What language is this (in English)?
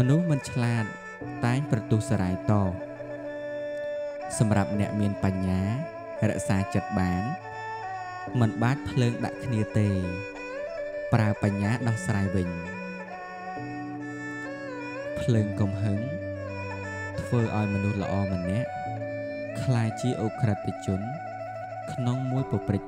Vietnamese